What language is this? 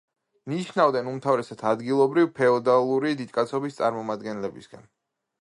Georgian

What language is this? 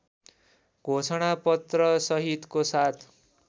Nepali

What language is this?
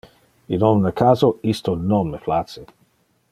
Interlingua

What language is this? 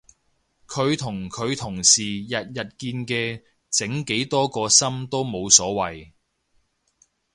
Cantonese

